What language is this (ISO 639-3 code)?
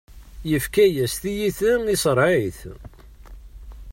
kab